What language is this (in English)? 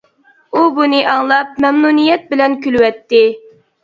Uyghur